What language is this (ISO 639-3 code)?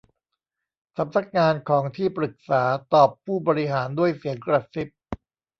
tha